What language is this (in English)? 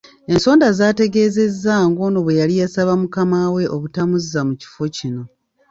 Ganda